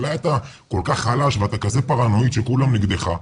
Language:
Hebrew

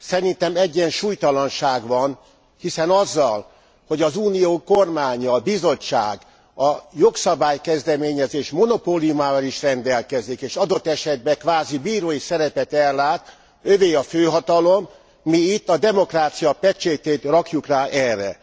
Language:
Hungarian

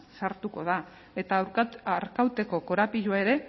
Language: Basque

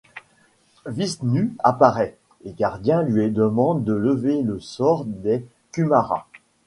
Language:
French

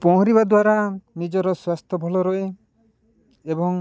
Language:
Odia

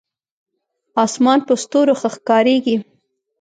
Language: Pashto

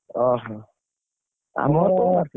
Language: Odia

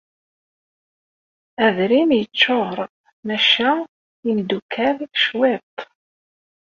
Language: Kabyle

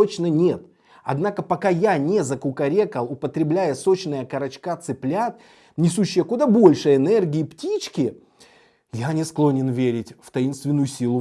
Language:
Russian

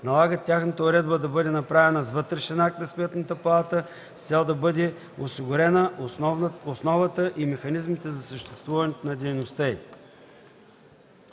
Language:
Bulgarian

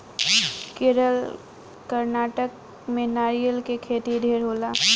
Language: Bhojpuri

